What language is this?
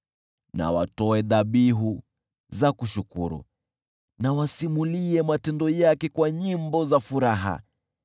Swahili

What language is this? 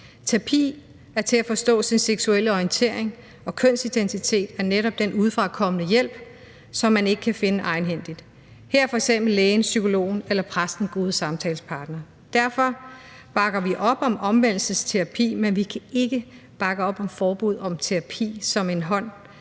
Danish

